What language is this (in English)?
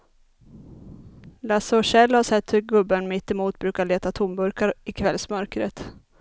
Swedish